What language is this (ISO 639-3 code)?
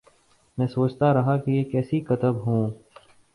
urd